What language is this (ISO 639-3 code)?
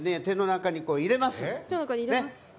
jpn